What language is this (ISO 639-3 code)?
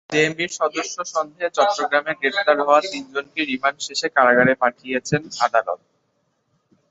ben